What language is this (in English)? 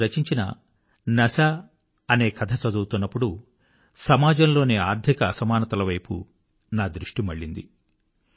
Telugu